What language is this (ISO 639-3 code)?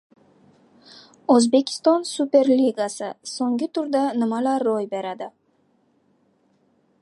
uzb